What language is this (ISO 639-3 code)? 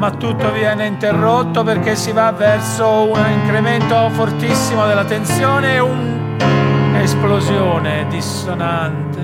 ita